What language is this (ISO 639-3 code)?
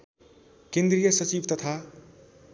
nep